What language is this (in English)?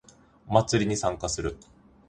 Japanese